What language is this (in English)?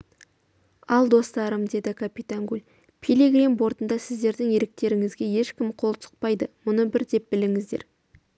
Kazakh